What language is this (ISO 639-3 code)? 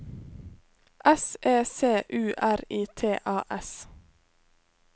nor